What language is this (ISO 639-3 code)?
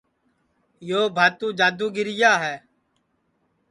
ssi